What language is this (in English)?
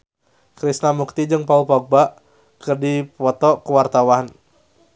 Sundanese